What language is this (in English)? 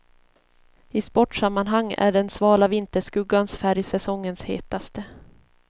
Swedish